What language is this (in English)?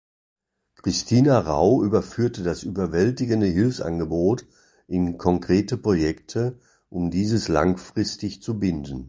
German